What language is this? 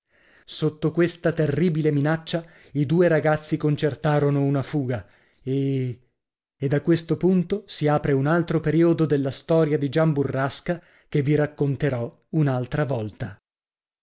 Italian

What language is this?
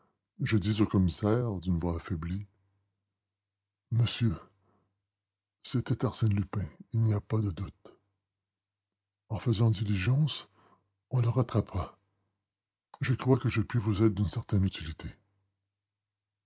French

